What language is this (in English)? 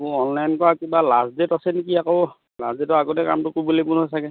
Assamese